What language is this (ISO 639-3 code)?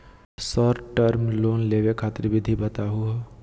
mag